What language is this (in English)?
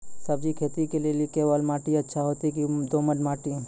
Maithili